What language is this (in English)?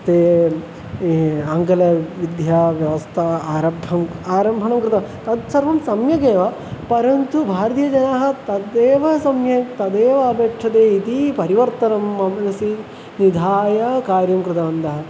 Sanskrit